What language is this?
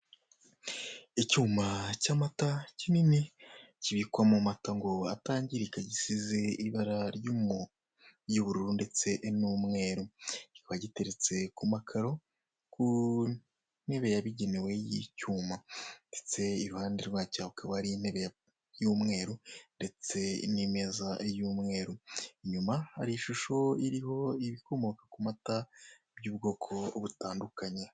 Kinyarwanda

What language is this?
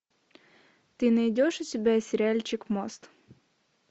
Russian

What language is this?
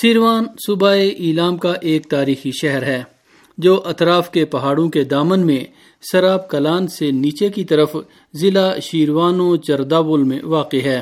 Urdu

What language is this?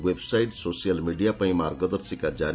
Odia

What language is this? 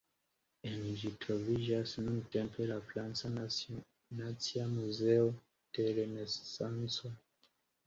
Esperanto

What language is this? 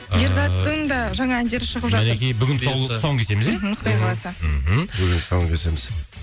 Kazakh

